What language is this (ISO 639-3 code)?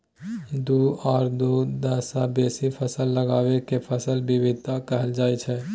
mai